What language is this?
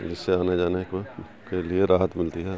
Urdu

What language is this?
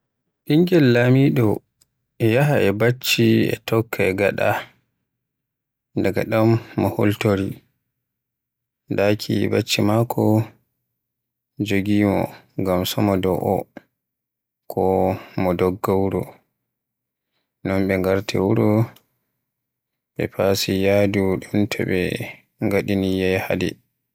Western Niger Fulfulde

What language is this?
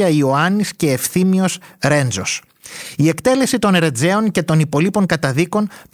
Greek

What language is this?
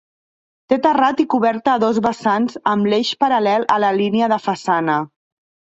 Catalan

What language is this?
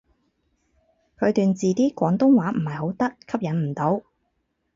Cantonese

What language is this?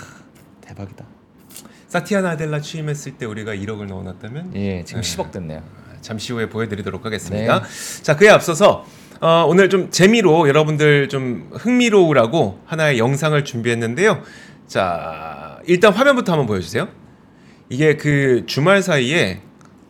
Korean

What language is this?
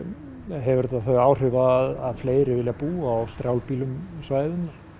Icelandic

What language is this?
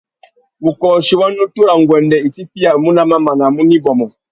Tuki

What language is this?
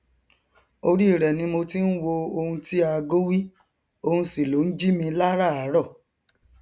Yoruba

